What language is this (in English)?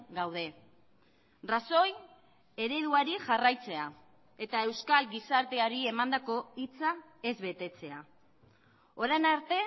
Basque